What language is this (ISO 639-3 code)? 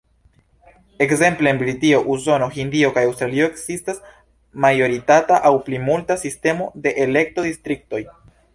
epo